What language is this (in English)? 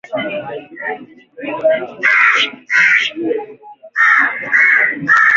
Swahili